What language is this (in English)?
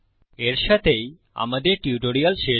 Bangla